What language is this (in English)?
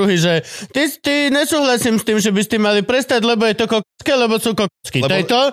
Slovak